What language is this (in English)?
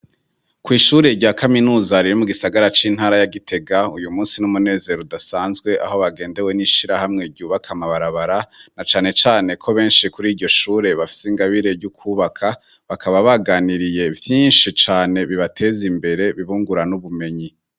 Rundi